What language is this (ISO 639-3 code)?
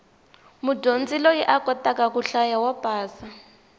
tso